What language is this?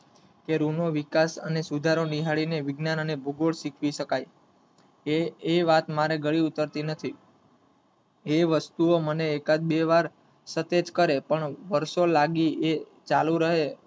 Gujarati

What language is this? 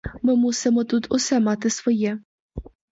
Ukrainian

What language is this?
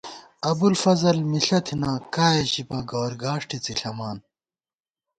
Gawar-Bati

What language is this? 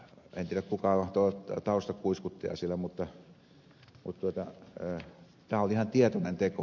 Finnish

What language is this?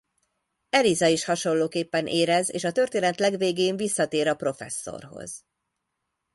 Hungarian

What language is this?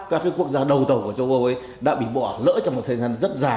Vietnamese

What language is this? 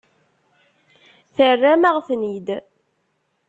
Kabyle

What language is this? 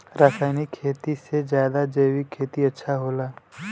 Bhojpuri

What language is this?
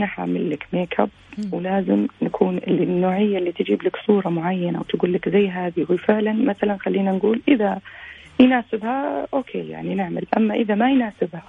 Arabic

